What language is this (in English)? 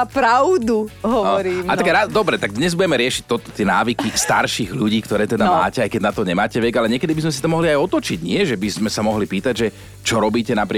Slovak